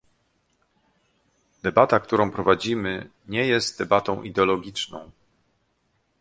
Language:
Polish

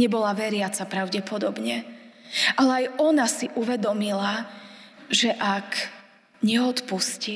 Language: Slovak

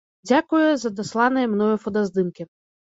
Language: Belarusian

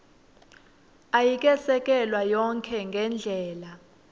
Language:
Swati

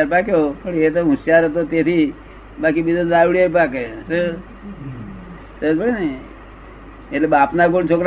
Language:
Gujarati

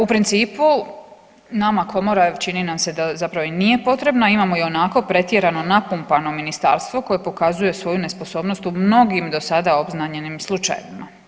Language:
Croatian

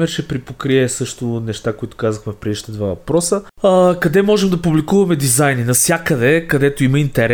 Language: Bulgarian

